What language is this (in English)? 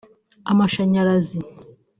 Kinyarwanda